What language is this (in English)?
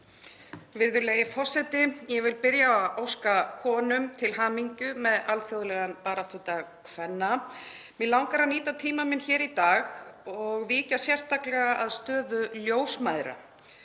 Icelandic